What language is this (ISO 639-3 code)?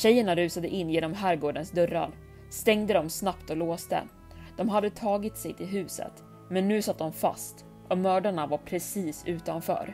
swe